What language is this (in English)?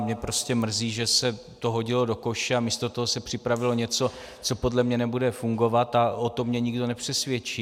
Czech